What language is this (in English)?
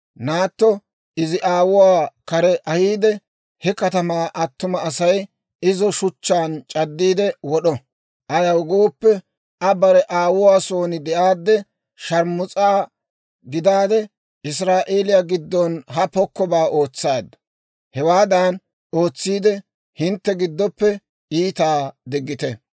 Dawro